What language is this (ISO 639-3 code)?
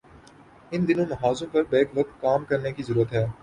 urd